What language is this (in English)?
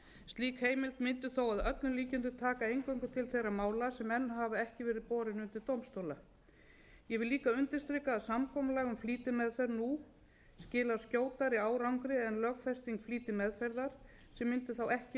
Icelandic